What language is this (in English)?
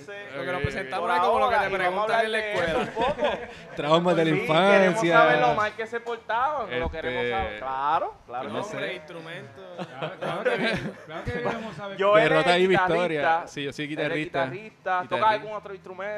Spanish